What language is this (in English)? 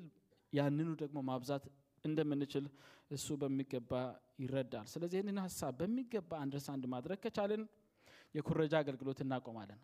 Amharic